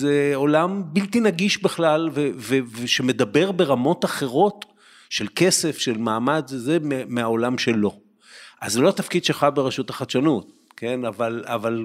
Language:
Hebrew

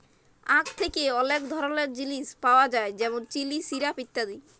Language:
Bangla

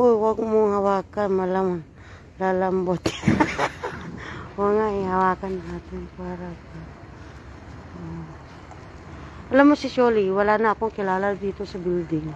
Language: Filipino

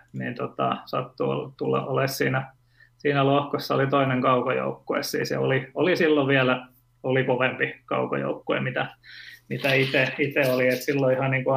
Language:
Finnish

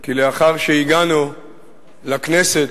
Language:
Hebrew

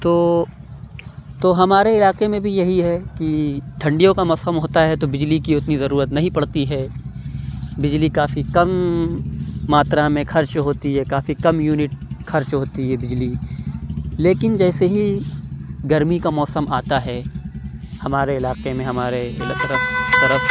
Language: Urdu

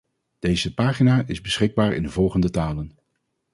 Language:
Dutch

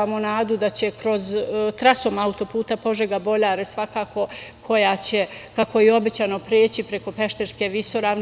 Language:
Serbian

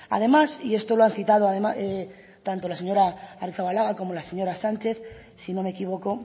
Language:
Spanish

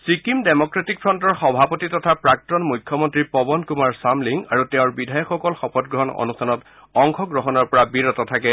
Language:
Assamese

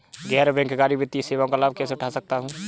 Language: Hindi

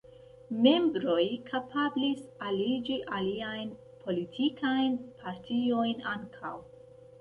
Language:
Esperanto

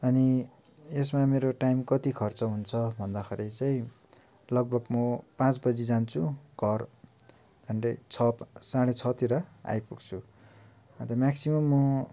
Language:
Nepali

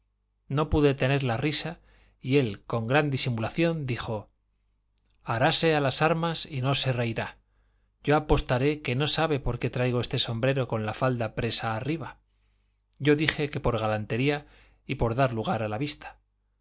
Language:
Spanish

